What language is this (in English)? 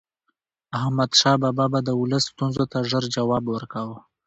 Pashto